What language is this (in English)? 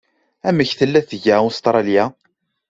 Kabyle